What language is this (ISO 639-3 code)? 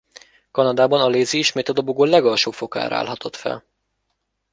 hun